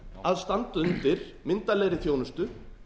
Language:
Icelandic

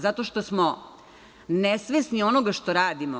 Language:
Serbian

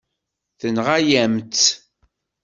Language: Kabyle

